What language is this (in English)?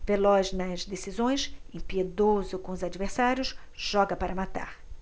Portuguese